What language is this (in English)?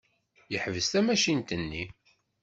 Kabyle